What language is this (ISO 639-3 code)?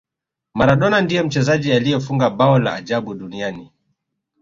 swa